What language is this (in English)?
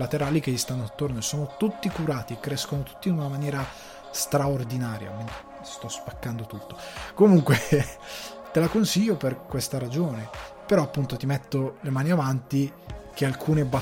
Italian